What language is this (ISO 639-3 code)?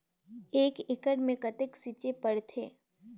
hne